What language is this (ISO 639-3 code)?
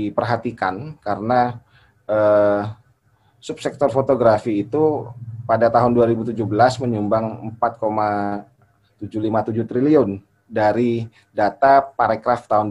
ind